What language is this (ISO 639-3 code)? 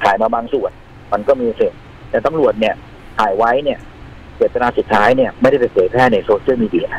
tha